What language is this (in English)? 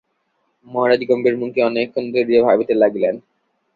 Bangla